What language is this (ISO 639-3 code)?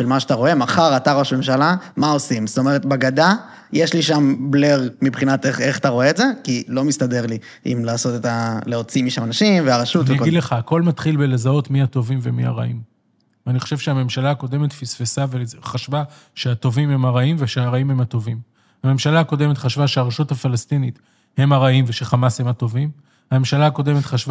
heb